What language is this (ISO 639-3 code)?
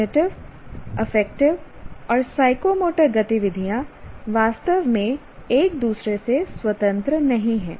hin